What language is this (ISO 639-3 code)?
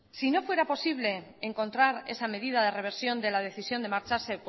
spa